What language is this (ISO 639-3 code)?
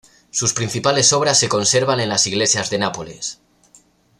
spa